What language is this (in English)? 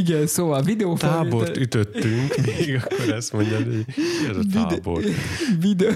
Hungarian